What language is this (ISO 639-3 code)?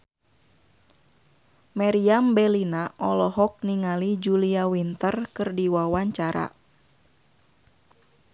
sun